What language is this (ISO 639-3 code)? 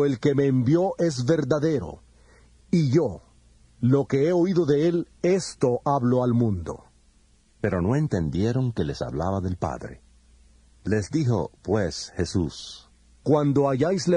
spa